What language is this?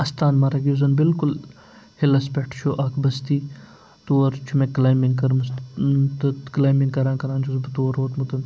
Kashmiri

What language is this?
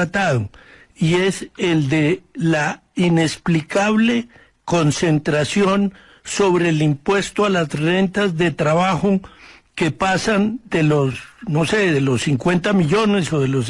Spanish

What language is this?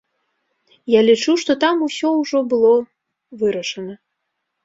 Belarusian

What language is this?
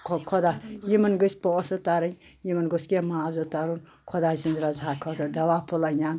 Kashmiri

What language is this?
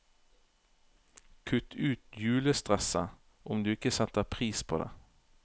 Norwegian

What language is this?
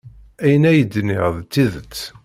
Kabyle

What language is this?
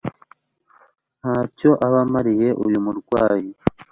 Kinyarwanda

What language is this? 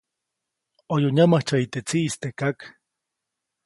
Copainalá Zoque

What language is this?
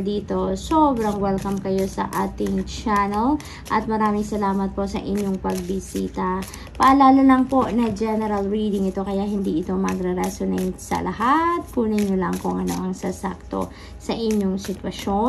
Filipino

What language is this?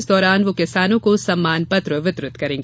Hindi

